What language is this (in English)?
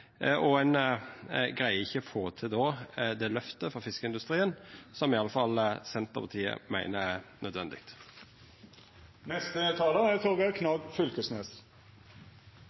Norwegian Nynorsk